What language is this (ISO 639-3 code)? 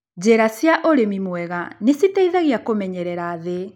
kik